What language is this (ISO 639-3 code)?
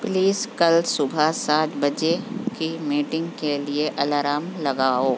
urd